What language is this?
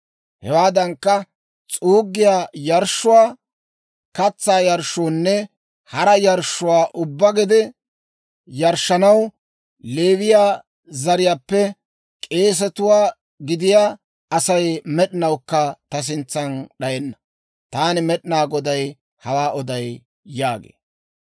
Dawro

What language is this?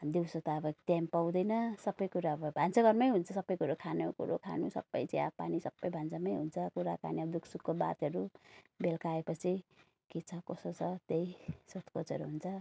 Nepali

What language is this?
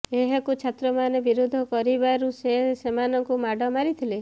Odia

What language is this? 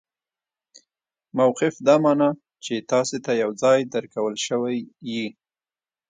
Pashto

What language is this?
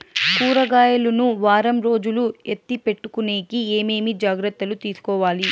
Telugu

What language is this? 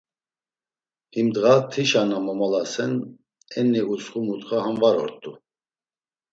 Laz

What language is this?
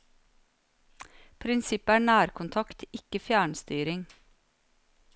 Norwegian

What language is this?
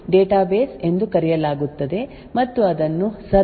Kannada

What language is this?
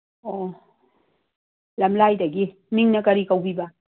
Manipuri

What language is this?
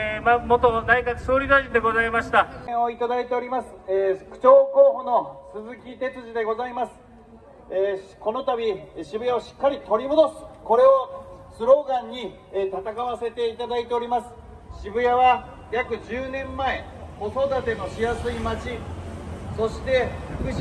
Japanese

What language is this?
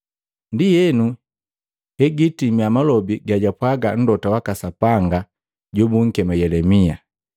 Matengo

